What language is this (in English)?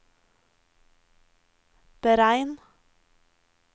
Norwegian